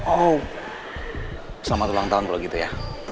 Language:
Indonesian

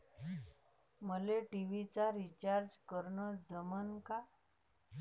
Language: Marathi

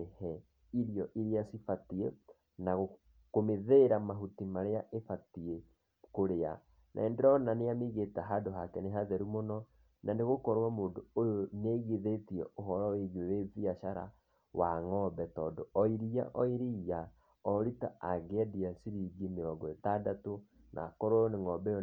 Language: Kikuyu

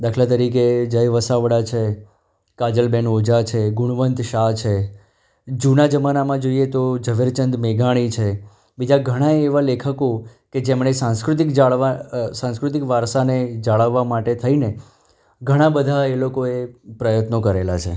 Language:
Gujarati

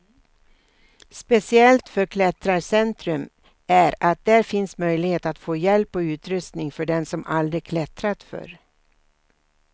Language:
Swedish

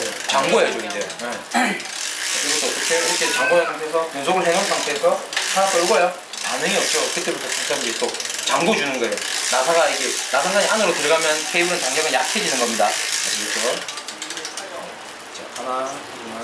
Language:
Korean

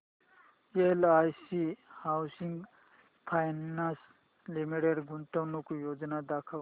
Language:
Marathi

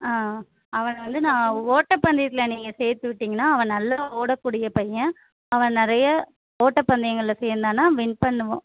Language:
Tamil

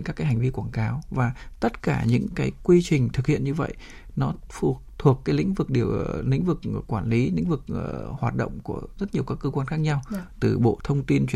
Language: Vietnamese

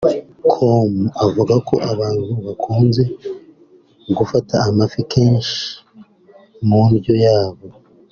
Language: Kinyarwanda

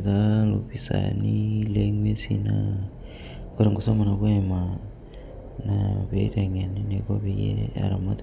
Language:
Masai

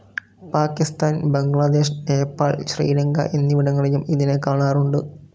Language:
Malayalam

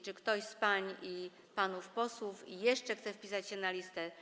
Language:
Polish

